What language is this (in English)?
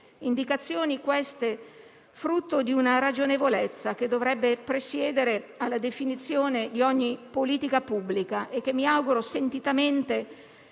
Italian